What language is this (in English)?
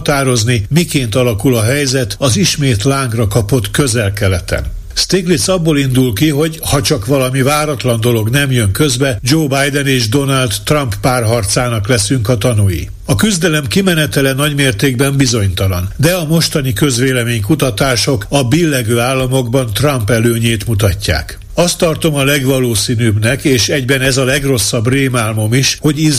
Hungarian